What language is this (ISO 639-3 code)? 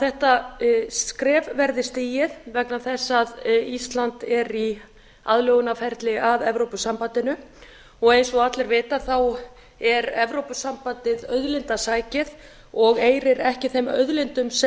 isl